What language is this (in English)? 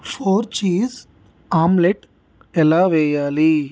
Telugu